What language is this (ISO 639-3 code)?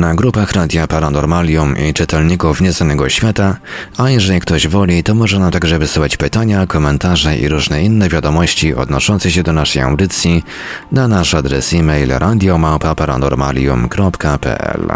pol